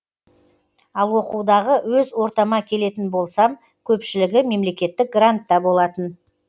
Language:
Kazakh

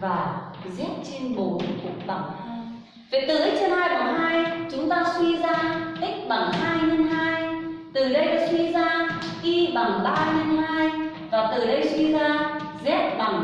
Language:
Vietnamese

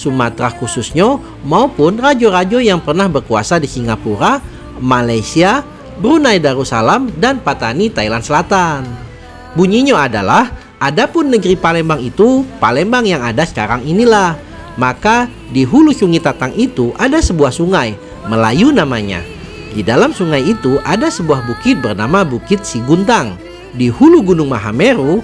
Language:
Indonesian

